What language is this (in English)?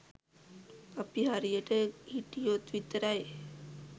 Sinhala